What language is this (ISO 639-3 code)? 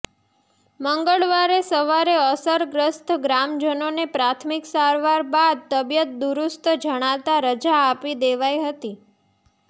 guj